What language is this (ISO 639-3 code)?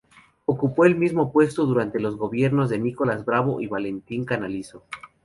spa